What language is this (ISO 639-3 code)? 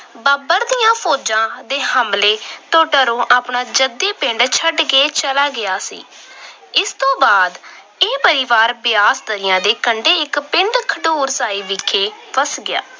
pan